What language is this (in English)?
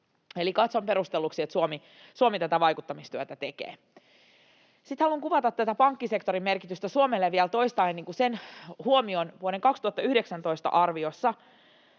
Finnish